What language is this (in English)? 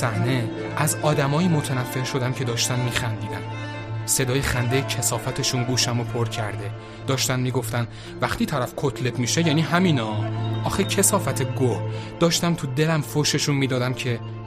Persian